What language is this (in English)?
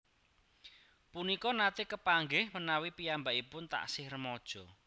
Javanese